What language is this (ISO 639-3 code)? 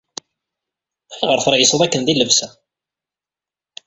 kab